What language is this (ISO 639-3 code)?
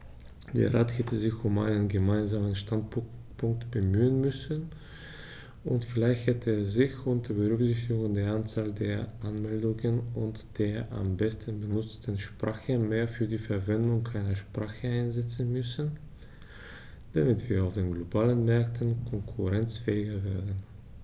deu